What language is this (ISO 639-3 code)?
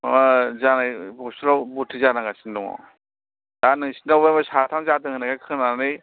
brx